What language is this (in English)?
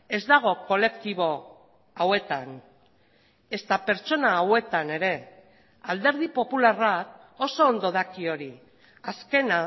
Basque